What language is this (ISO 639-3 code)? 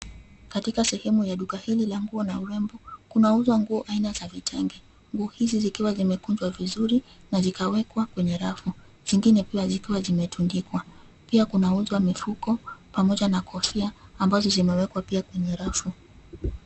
swa